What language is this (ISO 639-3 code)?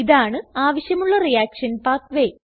mal